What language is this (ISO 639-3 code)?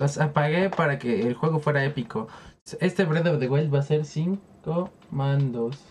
spa